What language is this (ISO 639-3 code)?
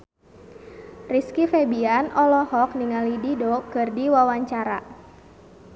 sun